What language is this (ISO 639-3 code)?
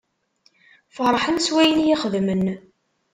kab